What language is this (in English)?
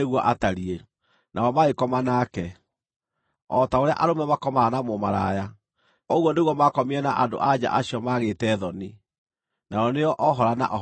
Kikuyu